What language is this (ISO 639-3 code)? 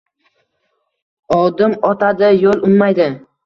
uzb